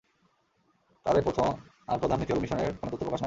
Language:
Bangla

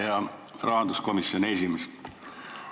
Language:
Estonian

